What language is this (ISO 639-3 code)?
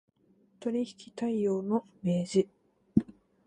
jpn